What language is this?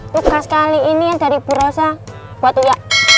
Indonesian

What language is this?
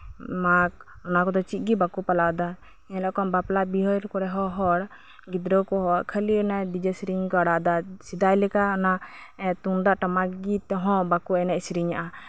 Santali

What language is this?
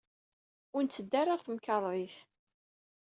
Kabyle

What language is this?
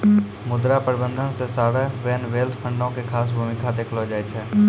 Maithili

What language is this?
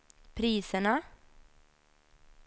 Swedish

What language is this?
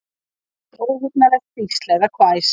Icelandic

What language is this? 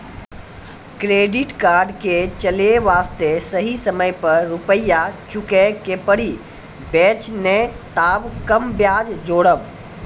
Maithili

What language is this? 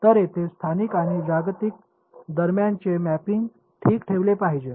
Marathi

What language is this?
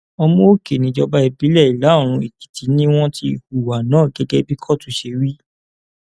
Yoruba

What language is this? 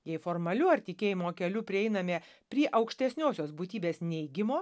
Lithuanian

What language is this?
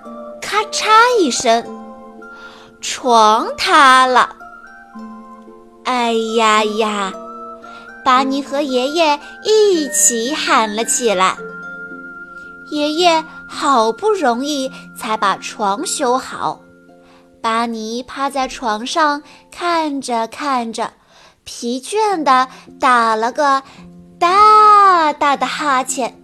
Chinese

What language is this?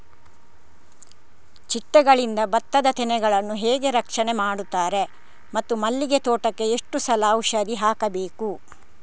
Kannada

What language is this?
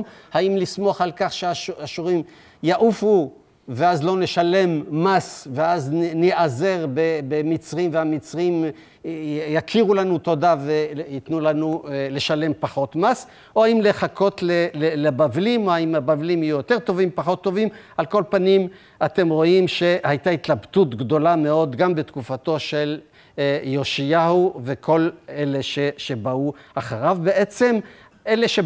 Hebrew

